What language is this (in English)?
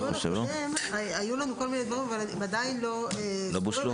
Hebrew